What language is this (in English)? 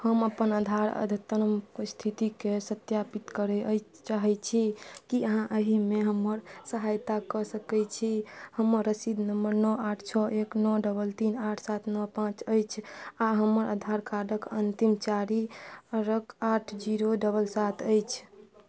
Maithili